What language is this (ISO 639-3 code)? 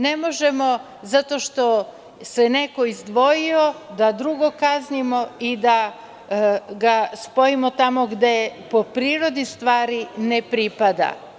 srp